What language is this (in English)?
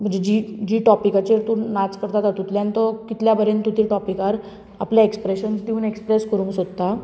Konkani